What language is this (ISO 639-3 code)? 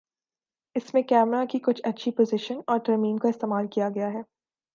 urd